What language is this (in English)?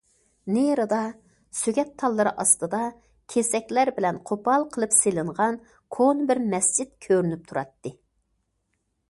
Uyghur